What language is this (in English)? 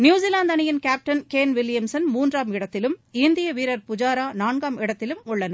Tamil